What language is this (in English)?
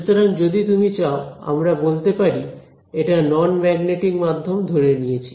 Bangla